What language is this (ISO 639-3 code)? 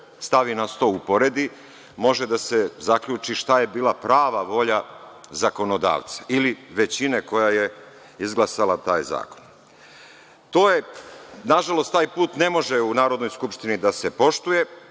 srp